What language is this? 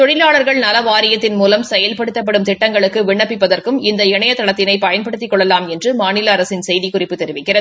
Tamil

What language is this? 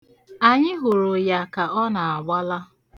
Igbo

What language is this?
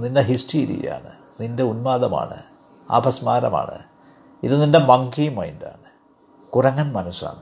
Malayalam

